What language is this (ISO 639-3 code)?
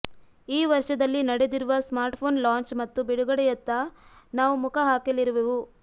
kan